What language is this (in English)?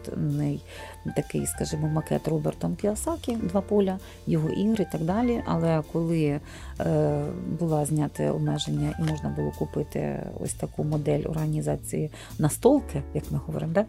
Ukrainian